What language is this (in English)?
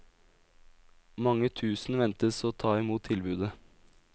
Norwegian